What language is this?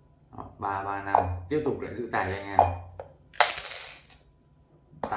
Vietnamese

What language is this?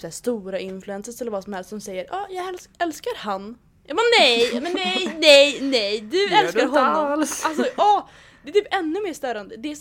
Swedish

